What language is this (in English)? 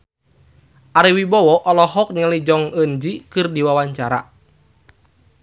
Sundanese